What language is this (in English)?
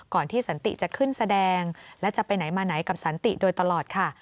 Thai